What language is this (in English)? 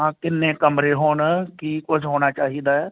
Punjabi